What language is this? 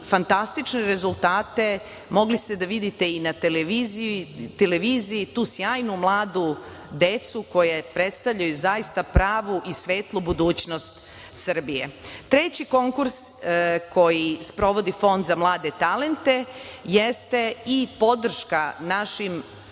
Serbian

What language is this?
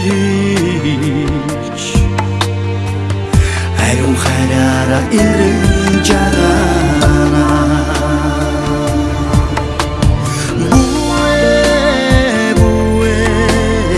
Mongolian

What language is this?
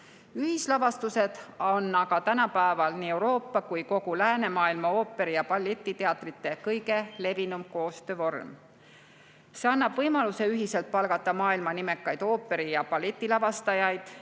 Estonian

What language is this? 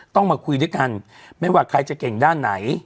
Thai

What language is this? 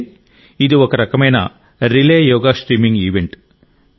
Telugu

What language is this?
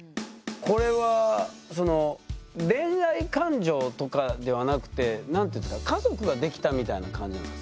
Japanese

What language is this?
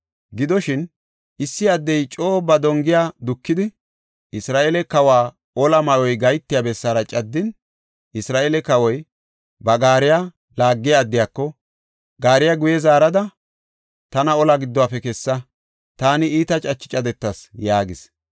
Gofa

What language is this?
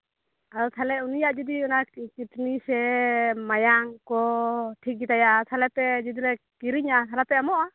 Santali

